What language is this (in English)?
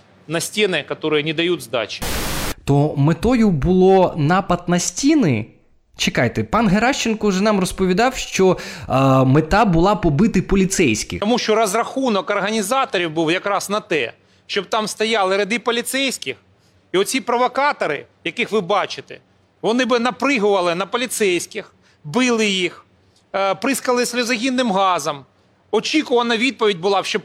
Ukrainian